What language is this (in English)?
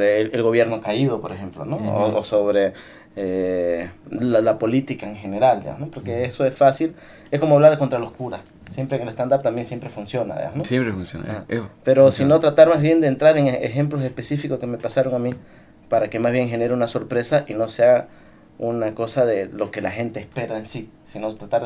Spanish